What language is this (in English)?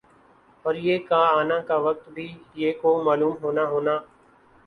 Urdu